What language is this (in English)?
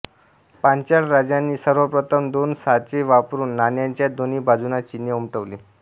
Marathi